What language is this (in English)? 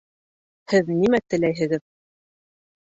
Bashkir